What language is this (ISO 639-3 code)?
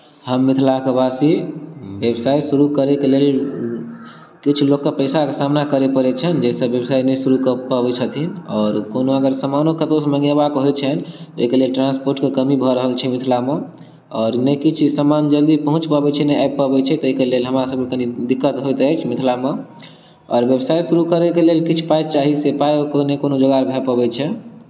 mai